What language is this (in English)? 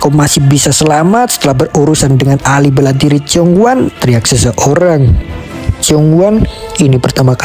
Indonesian